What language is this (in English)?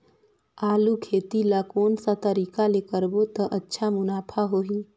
Chhattisgarhi